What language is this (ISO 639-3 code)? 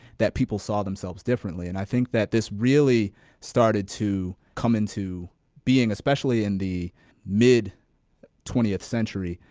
eng